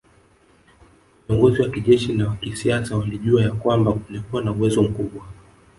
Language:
Swahili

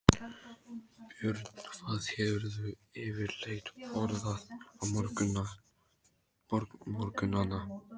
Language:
Icelandic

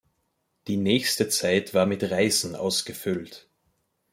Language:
German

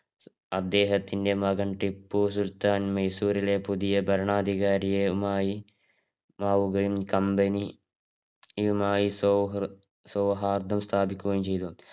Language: Malayalam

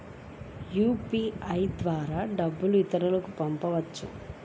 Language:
Telugu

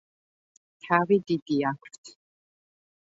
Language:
Georgian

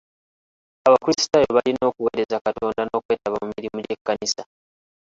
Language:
Ganda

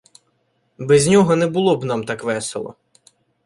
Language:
Ukrainian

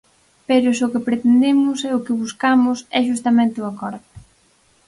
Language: Galician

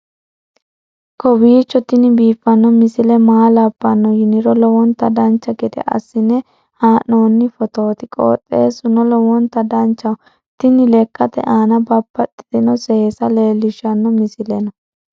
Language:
Sidamo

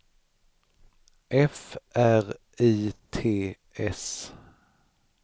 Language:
Swedish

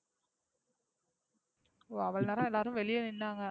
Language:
Tamil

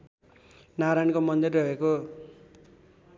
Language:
Nepali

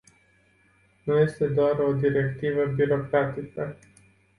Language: Romanian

